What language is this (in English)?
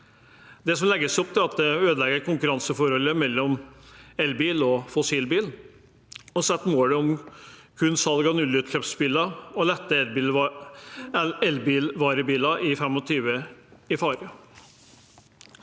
Norwegian